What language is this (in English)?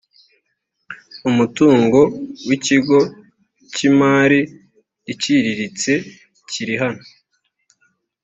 Kinyarwanda